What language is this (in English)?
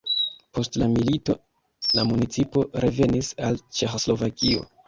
Esperanto